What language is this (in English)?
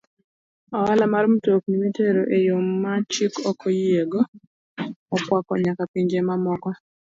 Luo (Kenya and Tanzania)